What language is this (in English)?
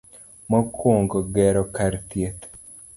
Luo (Kenya and Tanzania)